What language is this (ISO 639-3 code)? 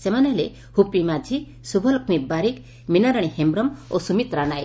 ori